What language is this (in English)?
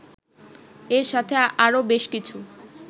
Bangla